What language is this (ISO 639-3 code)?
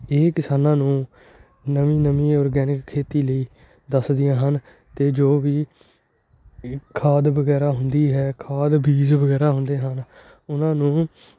pan